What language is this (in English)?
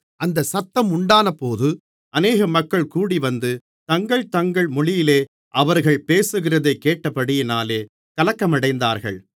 Tamil